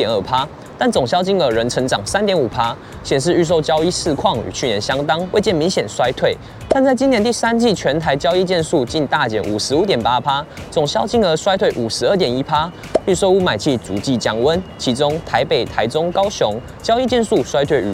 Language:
Chinese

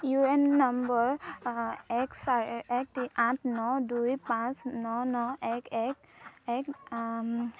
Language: Assamese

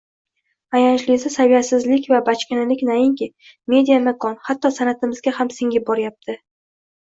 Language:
Uzbek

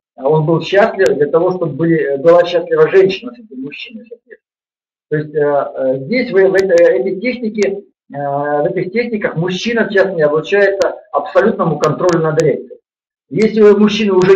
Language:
Russian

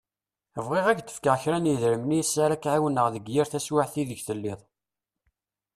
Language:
Kabyle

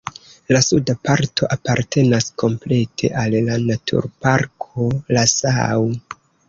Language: Esperanto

